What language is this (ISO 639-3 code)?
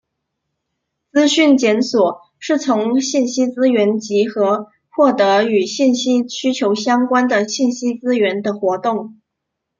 zho